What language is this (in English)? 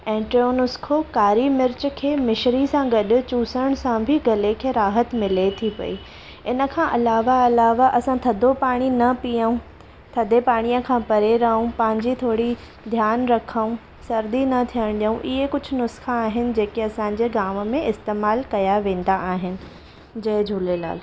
Sindhi